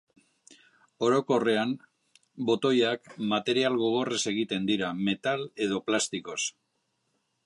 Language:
Basque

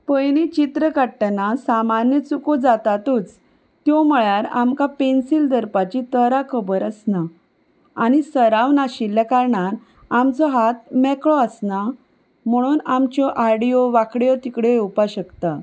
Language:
Konkani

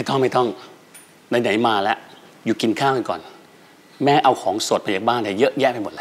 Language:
Thai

